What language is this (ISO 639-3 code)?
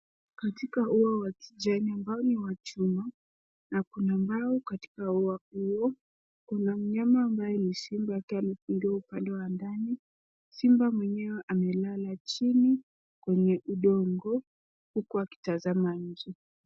swa